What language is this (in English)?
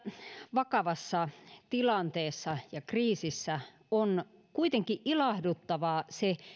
Finnish